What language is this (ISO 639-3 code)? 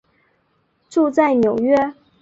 zho